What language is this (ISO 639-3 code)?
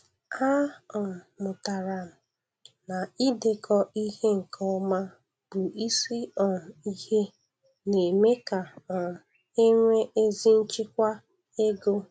ibo